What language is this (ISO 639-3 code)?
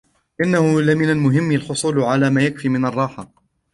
ara